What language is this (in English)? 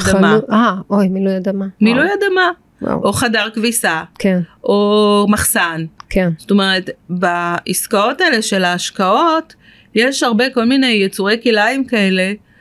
Hebrew